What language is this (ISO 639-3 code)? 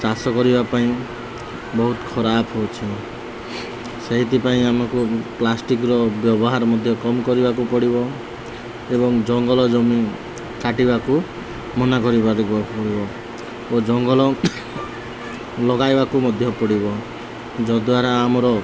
ori